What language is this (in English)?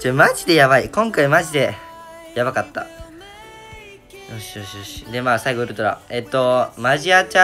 Japanese